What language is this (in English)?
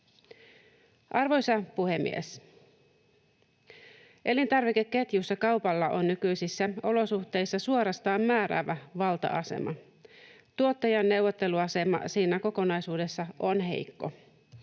Finnish